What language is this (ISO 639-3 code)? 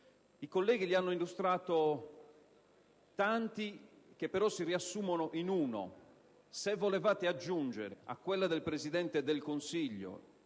ita